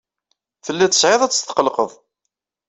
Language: Kabyle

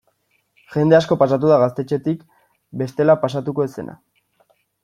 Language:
Basque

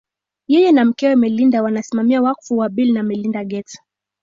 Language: Swahili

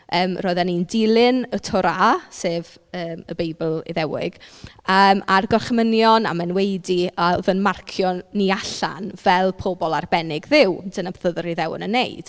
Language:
Welsh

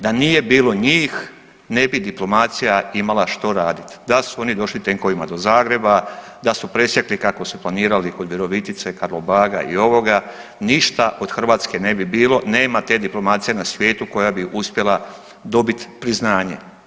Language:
Croatian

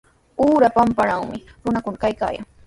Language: Sihuas Ancash Quechua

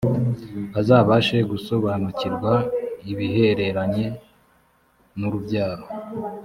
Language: Kinyarwanda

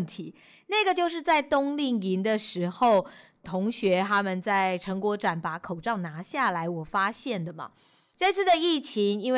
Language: Chinese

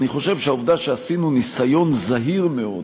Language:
Hebrew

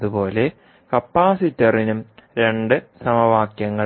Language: Malayalam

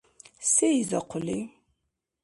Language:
Dargwa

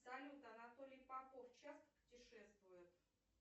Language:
Russian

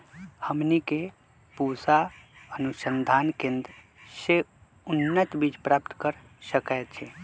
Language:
Magahi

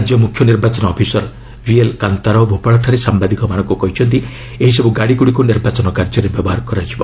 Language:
Odia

